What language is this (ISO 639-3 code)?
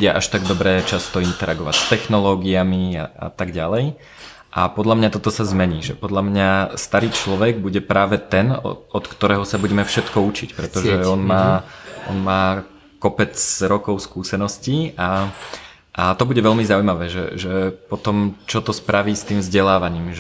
slk